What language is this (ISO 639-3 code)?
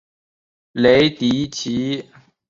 zho